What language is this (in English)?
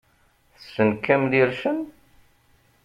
Kabyle